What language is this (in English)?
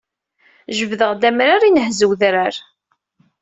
Kabyle